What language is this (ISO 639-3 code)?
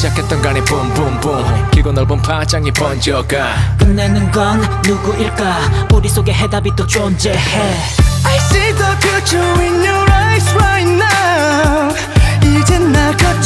kor